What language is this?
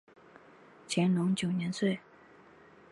Chinese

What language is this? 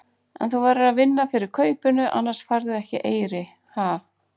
Icelandic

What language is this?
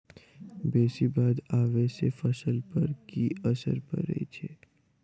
Maithili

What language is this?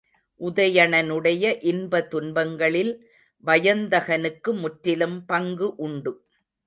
Tamil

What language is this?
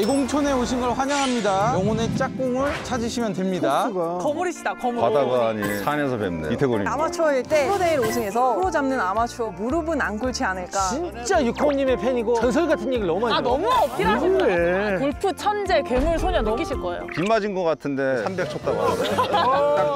Korean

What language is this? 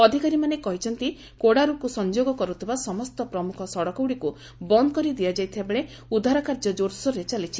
Odia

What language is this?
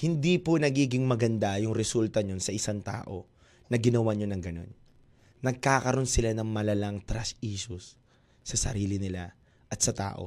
Filipino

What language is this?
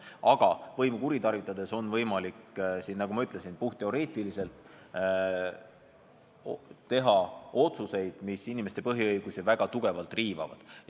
Estonian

